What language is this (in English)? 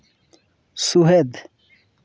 Santali